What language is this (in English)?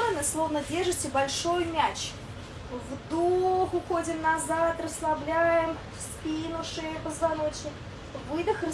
Russian